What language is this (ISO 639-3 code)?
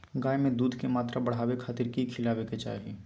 mag